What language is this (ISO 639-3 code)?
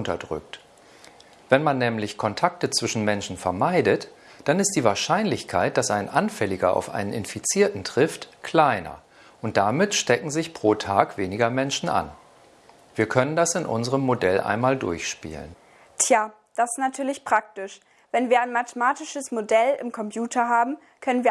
deu